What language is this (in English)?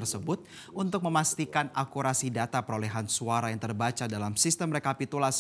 Indonesian